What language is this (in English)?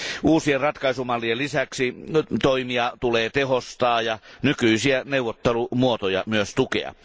Finnish